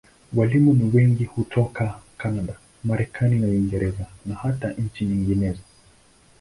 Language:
Swahili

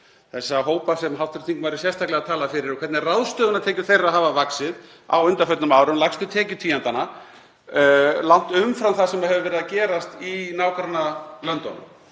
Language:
Icelandic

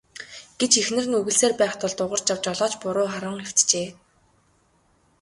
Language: Mongolian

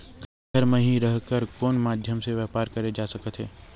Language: Chhattisgarhi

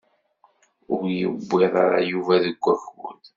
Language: Kabyle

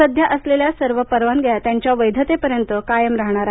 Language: Marathi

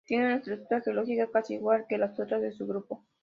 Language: Spanish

